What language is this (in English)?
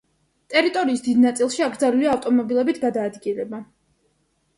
Georgian